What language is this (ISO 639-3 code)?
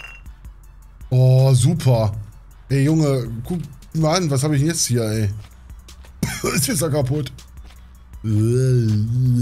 deu